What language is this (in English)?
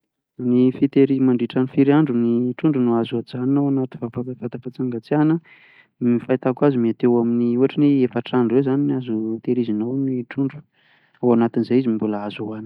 Malagasy